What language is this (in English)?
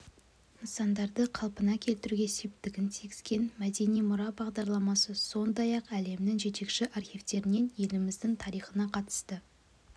Kazakh